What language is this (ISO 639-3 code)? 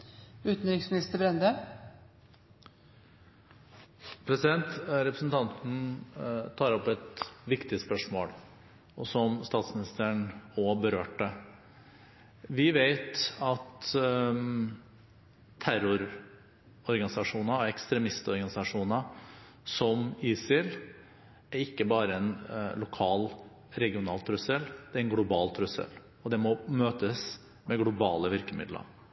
nob